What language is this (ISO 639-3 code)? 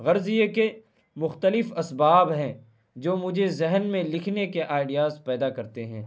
urd